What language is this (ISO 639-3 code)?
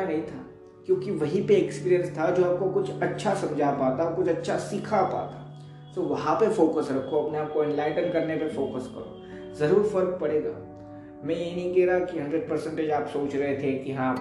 hin